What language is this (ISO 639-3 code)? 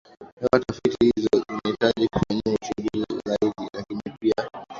swa